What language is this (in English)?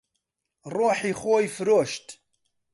Central Kurdish